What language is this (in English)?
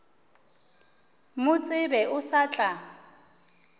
Northern Sotho